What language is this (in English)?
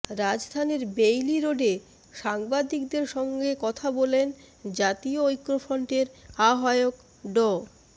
Bangla